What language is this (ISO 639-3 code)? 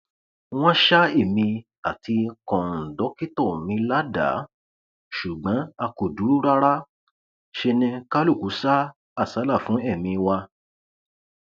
yor